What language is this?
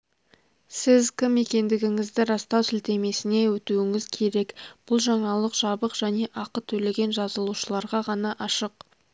Kazakh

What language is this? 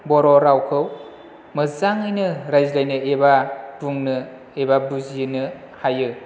Bodo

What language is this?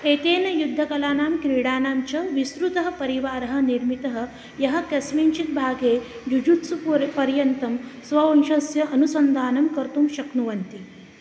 Sanskrit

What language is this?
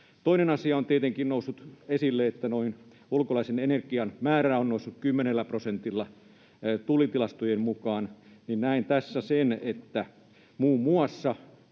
Finnish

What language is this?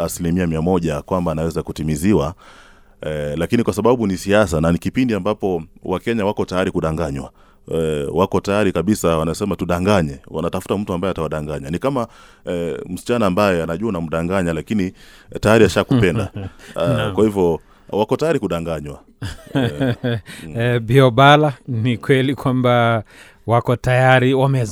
Swahili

